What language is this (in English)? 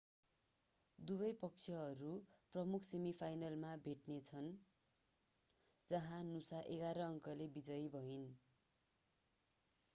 Nepali